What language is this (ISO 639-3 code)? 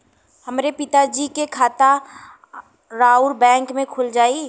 bho